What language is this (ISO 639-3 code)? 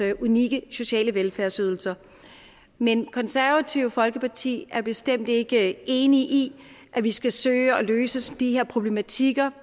dan